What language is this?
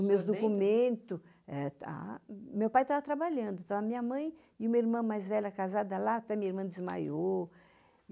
Portuguese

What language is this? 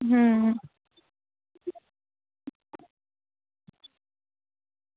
Dogri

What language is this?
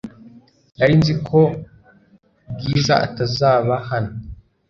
Kinyarwanda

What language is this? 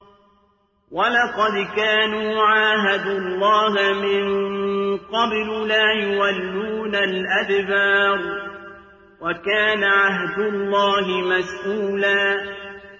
Arabic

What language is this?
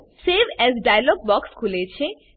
Gujarati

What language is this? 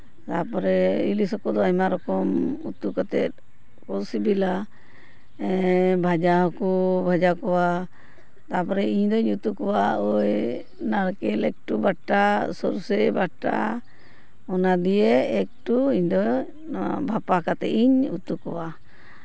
Santali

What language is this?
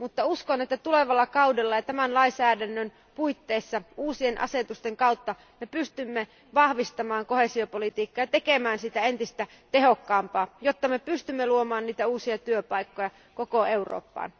Finnish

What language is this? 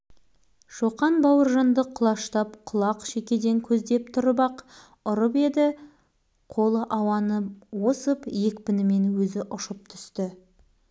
Kazakh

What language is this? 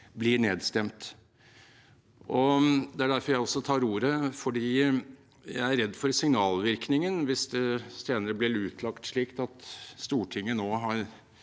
Norwegian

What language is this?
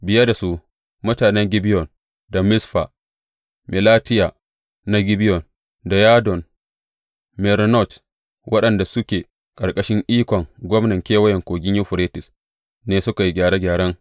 Hausa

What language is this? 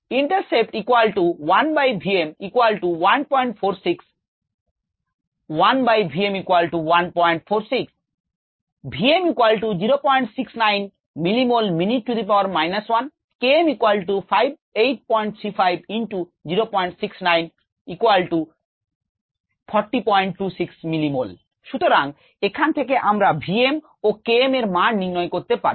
Bangla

